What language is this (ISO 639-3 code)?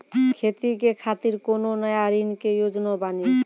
mai